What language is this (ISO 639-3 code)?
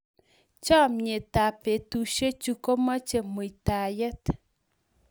kln